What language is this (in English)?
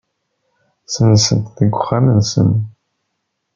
Kabyle